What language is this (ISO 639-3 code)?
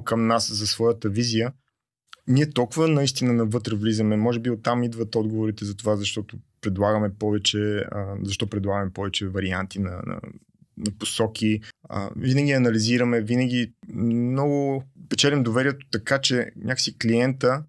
bul